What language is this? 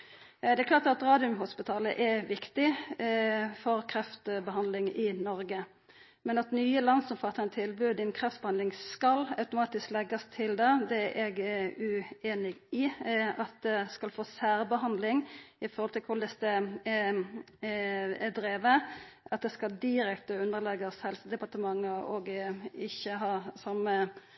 Norwegian Nynorsk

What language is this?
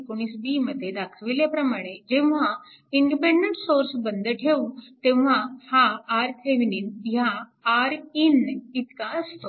Marathi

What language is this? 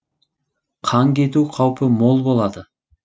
Kazakh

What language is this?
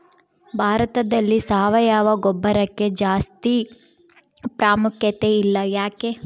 Kannada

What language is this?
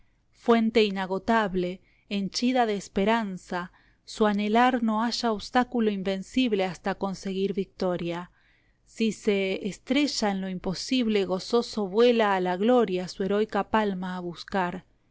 Spanish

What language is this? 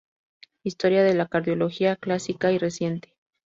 Spanish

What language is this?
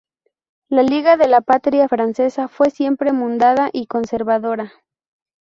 Spanish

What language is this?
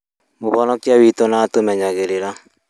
Kikuyu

